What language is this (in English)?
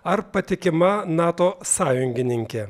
Lithuanian